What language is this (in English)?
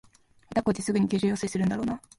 Japanese